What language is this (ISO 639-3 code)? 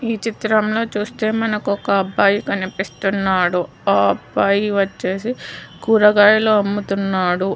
tel